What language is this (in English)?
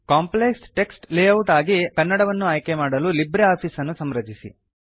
Kannada